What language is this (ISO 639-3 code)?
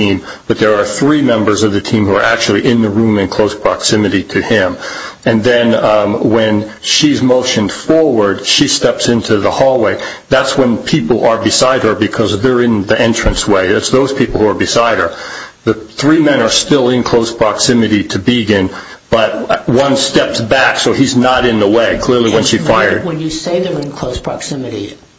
eng